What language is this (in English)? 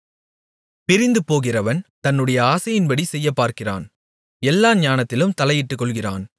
Tamil